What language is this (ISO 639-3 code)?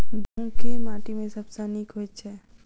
mai